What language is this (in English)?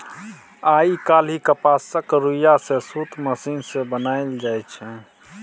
Maithili